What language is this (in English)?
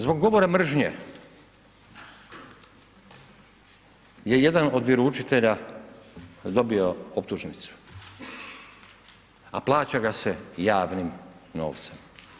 Croatian